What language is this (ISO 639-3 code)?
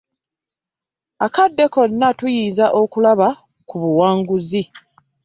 lug